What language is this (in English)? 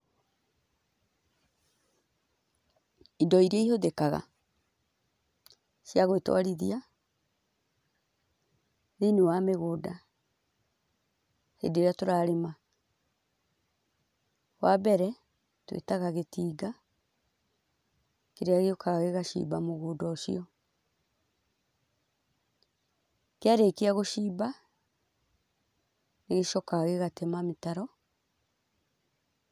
Kikuyu